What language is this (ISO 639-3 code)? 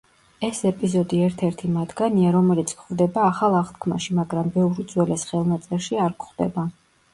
kat